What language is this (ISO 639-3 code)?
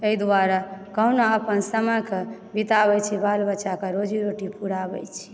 mai